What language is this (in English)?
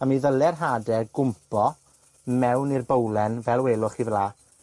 Welsh